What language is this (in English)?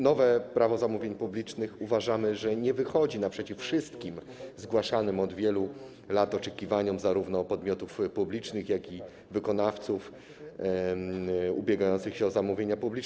Polish